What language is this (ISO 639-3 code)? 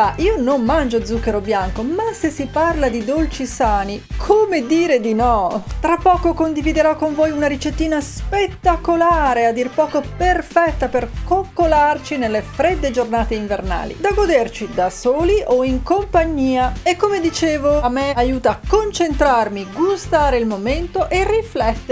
ita